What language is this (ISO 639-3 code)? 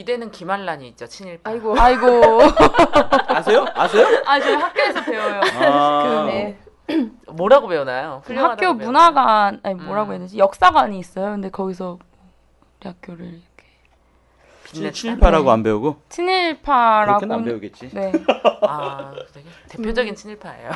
kor